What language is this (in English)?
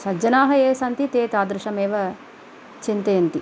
Sanskrit